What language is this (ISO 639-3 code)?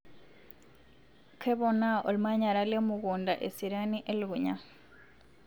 mas